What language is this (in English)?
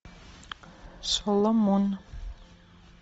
Russian